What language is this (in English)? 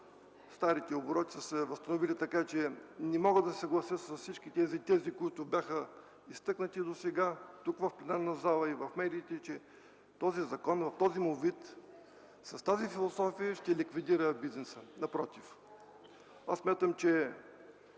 Bulgarian